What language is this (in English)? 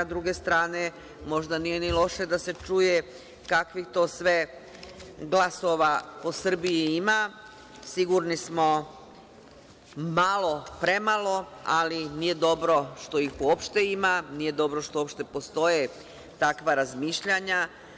Serbian